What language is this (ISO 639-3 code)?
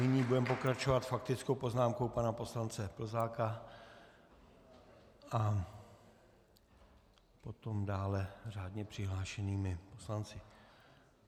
ces